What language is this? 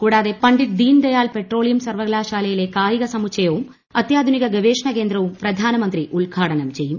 Malayalam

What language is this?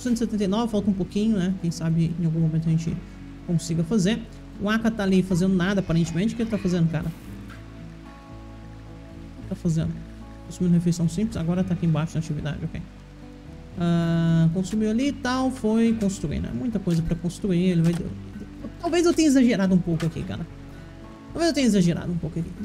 Portuguese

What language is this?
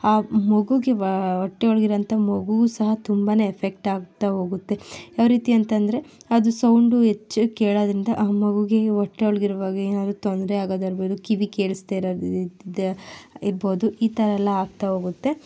Kannada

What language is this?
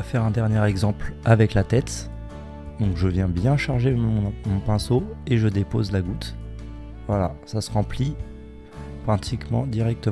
French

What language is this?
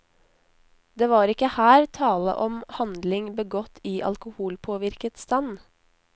Norwegian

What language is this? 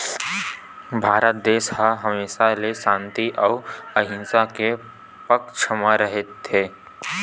Chhattisgarhi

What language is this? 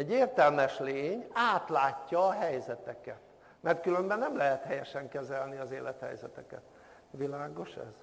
Hungarian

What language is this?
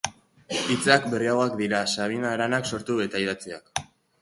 Basque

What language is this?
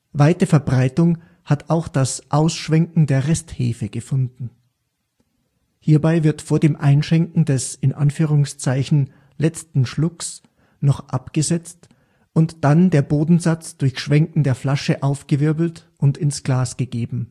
German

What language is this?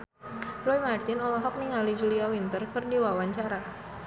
Sundanese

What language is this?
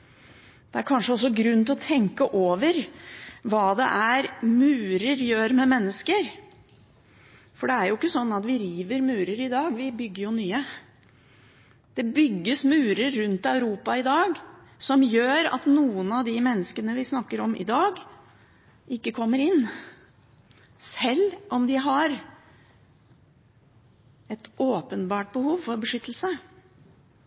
Norwegian Bokmål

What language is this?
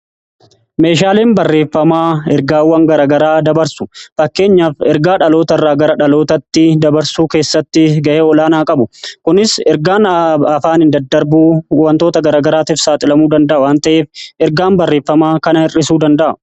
Oromo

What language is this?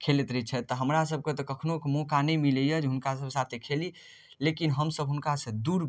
Maithili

